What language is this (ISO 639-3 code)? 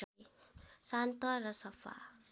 nep